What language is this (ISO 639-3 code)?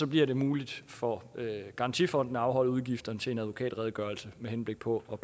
dan